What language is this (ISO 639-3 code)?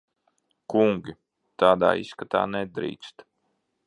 lav